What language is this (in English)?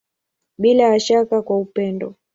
Swahili